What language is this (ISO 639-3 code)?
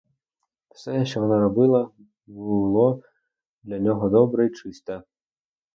ukr